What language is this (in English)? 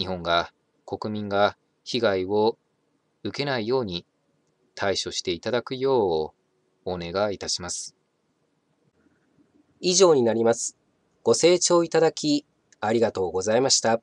Japanese